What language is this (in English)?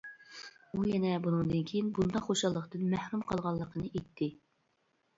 Uyghur